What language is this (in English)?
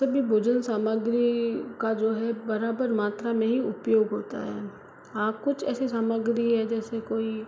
Hindi